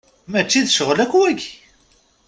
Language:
Kabyle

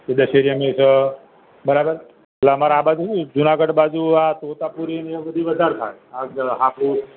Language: Gujarati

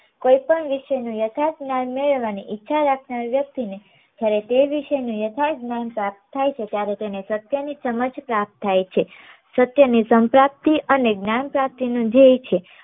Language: Gujarati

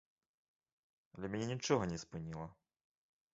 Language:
Belarusian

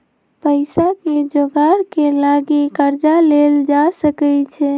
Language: Magahi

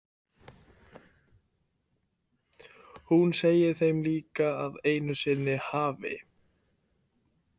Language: Icelandic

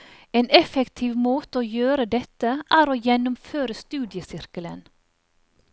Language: Norwegian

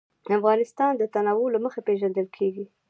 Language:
Pashto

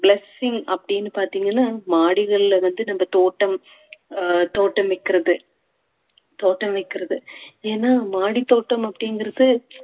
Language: Tamil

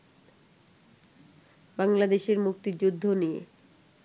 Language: Bangla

